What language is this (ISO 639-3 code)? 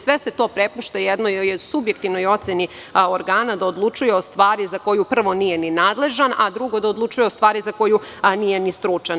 srp